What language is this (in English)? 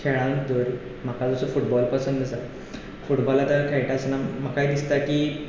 Konkani